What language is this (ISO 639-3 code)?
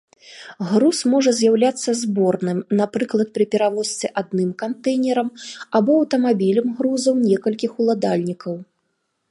bel